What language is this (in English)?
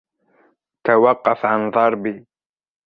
Arabic